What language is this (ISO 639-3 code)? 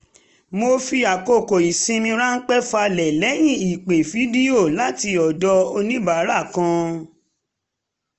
yor